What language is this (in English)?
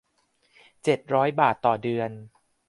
Thai